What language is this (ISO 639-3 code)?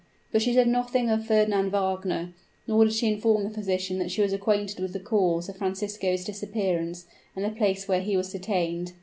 eng